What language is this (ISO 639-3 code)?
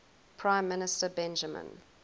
eng